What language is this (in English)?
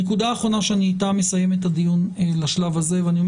Hebrew